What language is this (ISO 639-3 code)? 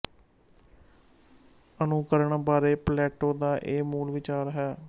pan